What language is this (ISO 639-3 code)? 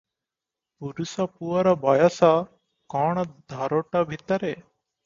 ori